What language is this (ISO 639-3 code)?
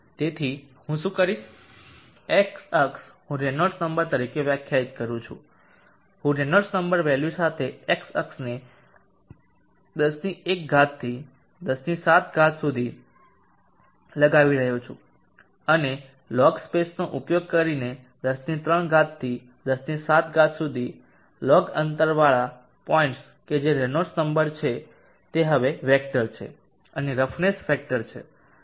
guj